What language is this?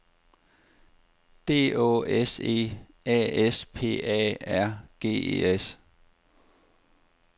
Danish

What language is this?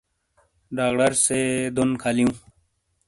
Shina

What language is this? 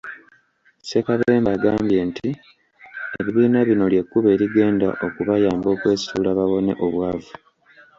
Ganda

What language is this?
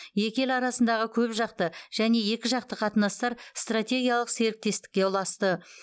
Kazakh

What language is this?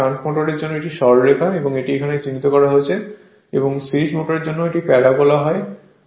Bangla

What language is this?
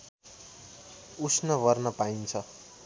Nepali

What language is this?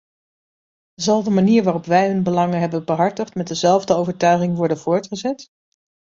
Dutch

